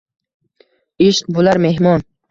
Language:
Uzbek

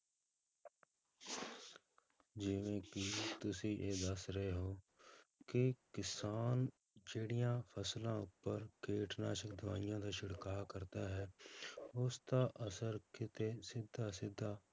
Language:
Punjabi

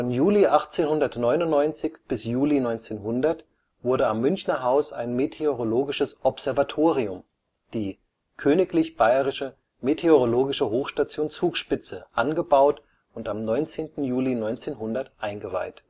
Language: German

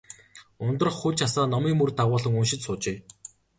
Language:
Mongolian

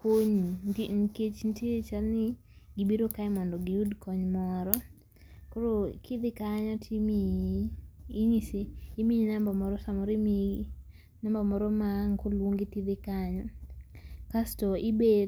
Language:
Luo (Kenya and Tanzania)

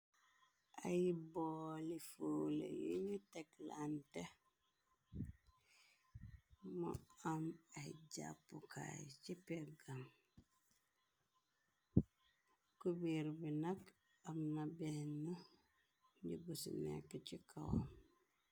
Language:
Wolof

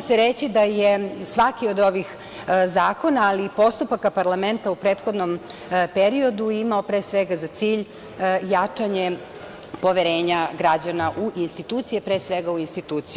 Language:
Serbian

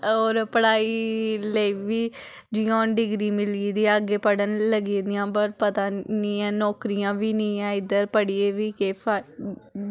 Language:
Dogri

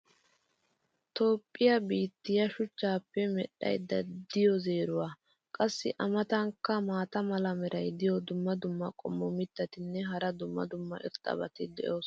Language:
Wolaytta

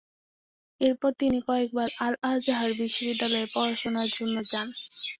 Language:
Bangla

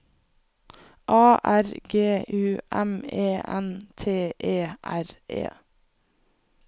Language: Norwegian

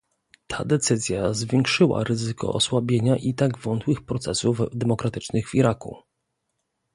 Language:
Polish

